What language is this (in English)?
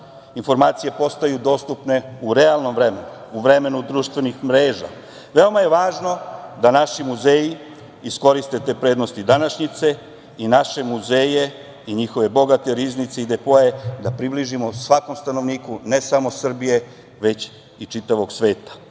Serbian